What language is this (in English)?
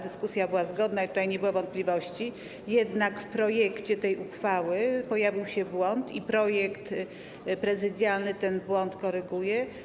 Polish